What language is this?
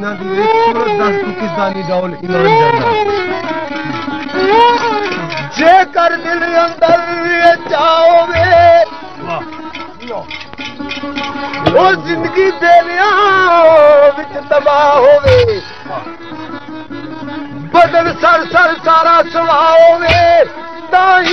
Arabic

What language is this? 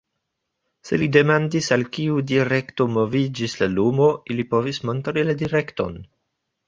Esperanto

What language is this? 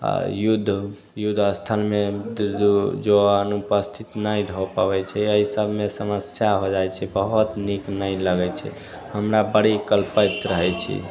Maithili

